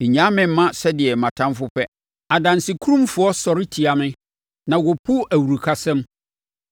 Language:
Akan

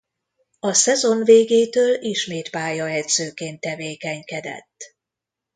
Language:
Hungarian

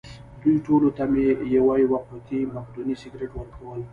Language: Pashto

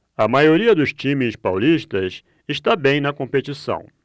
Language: Portuguese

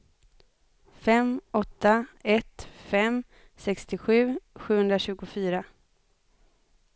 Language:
Swedish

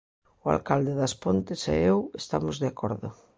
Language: Galician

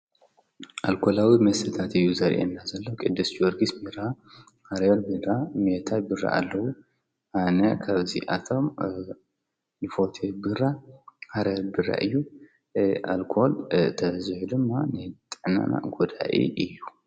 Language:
Tigrinya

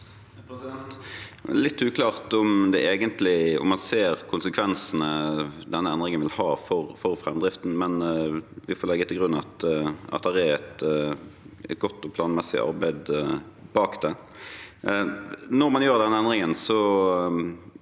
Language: Norwegian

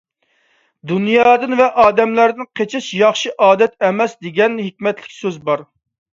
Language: Uyghur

